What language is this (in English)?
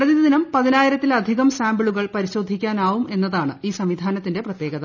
Malayalam